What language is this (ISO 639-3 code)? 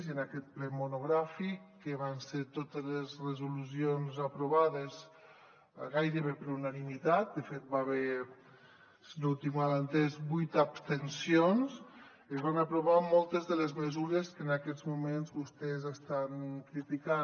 cat